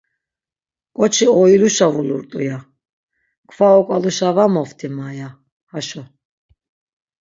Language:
Laz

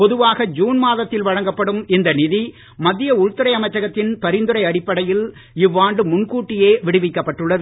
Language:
Tamil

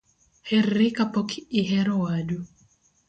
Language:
Luo (Kenya and Tanzania)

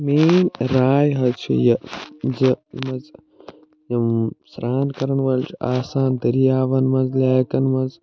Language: Kashmiri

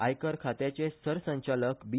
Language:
Konkani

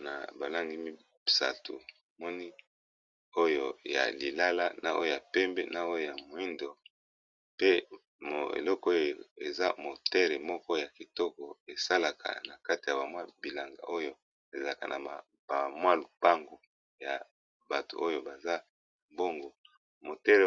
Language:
Lingala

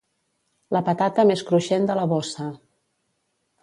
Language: Catalan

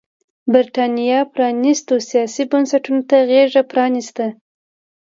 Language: Pashto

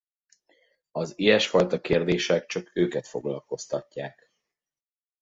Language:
Hungarian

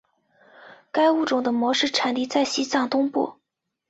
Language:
Chinese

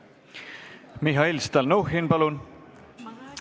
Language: Estonian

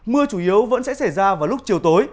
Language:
Vietnamese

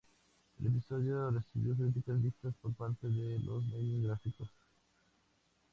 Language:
Spanish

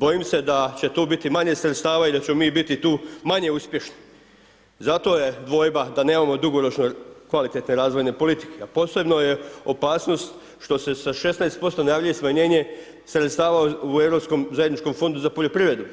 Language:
Croatian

